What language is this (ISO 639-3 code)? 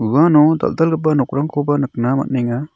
grt